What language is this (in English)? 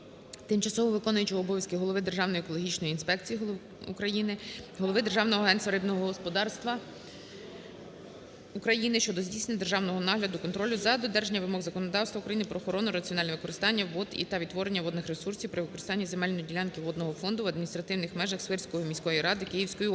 Ukrainian